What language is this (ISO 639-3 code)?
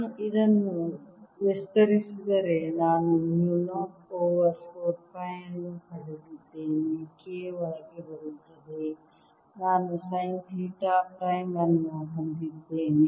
kan